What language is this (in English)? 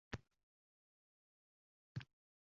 Uzbek